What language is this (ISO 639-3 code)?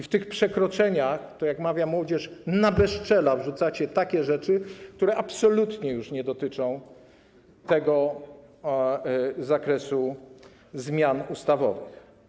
pol